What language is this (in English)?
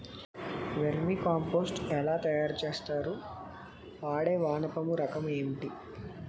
Telugu